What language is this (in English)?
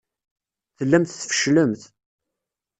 Kabyle